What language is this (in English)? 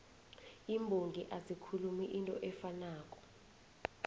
South Ndebele